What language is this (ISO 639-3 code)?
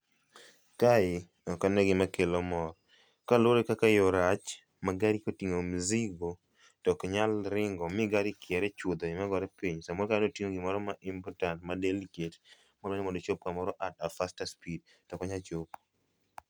luo